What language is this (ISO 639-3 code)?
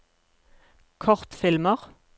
nor